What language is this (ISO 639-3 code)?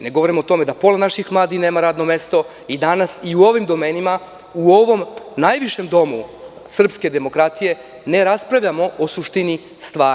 srp